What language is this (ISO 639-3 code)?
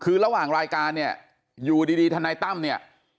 tha